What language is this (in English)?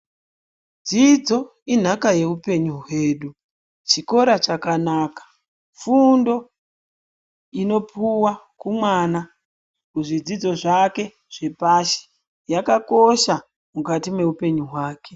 Ndau